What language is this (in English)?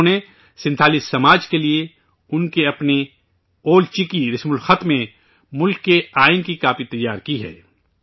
Urdu